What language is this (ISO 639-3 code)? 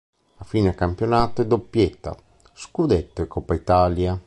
ita